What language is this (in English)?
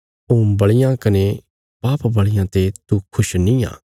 Bilaspuri